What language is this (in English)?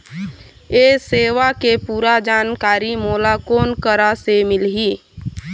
Chhattisgarhi